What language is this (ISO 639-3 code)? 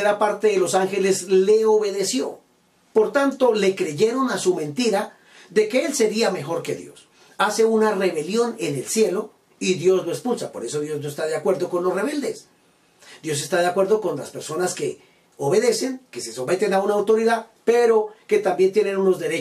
spa